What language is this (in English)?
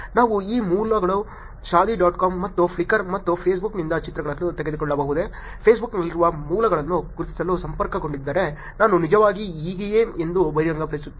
Kannada